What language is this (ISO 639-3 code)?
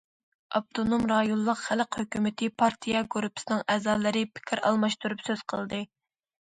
uig